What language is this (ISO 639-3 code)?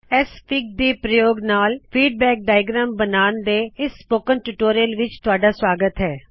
pan